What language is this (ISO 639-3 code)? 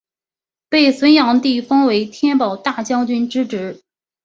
zho